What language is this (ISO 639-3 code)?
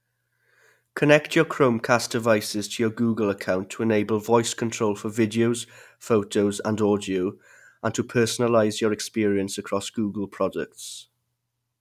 eng